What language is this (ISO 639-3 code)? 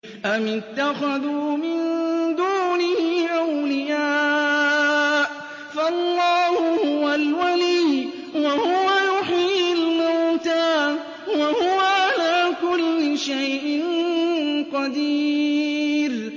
ara